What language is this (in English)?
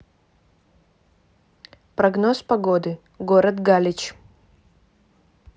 Russian